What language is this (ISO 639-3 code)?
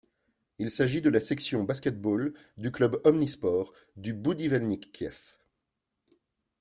fra